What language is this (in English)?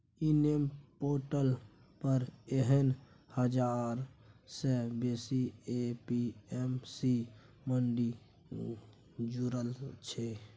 Maithili